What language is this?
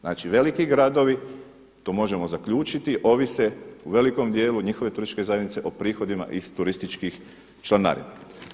Croatian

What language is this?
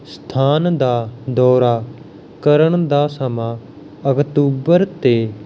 Punjabi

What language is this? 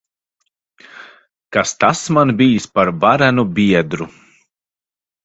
Latvian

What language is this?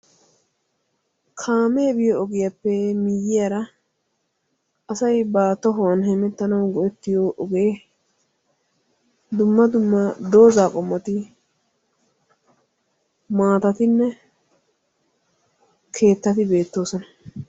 Wolaytta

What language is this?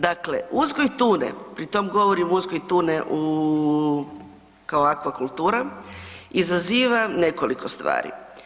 Croatian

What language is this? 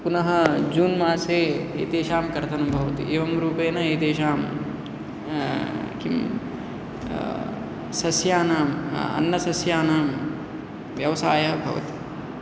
Sanskrit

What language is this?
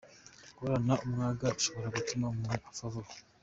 Kinyarwanda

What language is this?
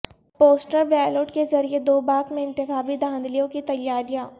Urdu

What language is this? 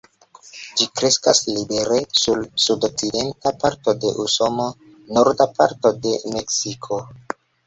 Esperanto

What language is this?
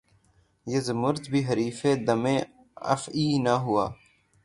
Urdu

